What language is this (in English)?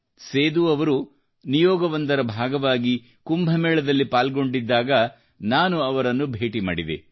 Kannada